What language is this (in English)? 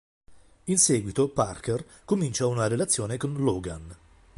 Italian